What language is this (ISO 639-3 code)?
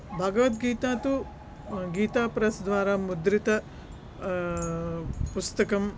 san